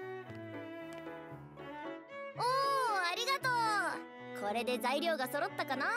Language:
Japanese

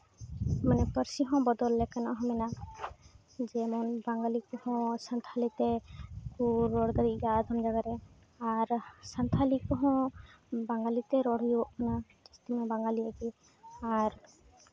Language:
Santali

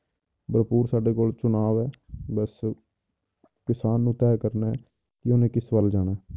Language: Punjabi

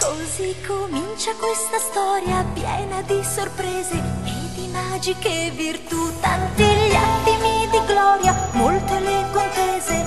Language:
Italian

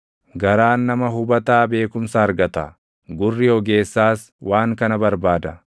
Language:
Oromo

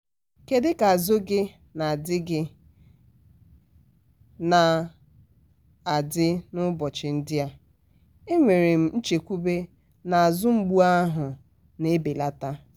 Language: Igbo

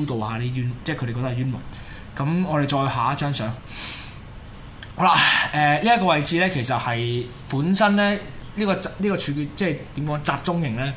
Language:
Chinese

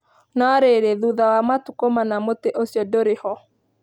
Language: Kikuyu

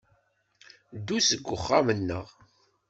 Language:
Kabyle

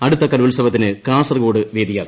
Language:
Malayalam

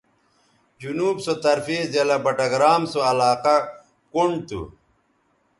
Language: Bateri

